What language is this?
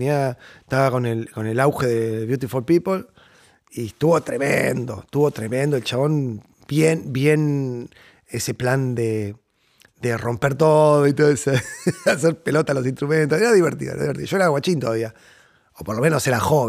Spanish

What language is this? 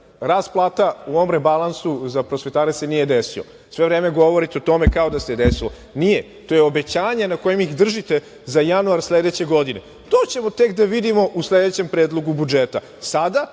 Serbian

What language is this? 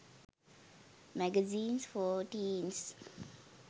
Sinhala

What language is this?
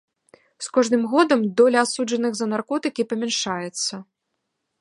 Belarusian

